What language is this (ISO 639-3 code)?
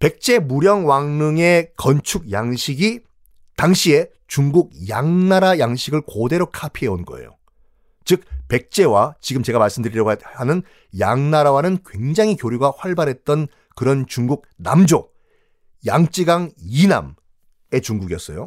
kor